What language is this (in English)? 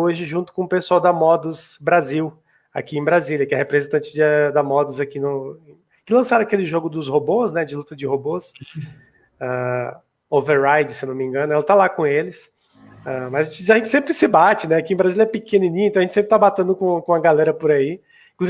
Portuguese